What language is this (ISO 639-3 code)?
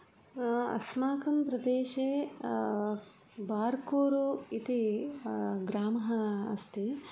san